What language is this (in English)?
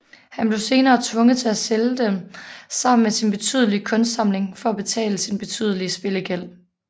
Danish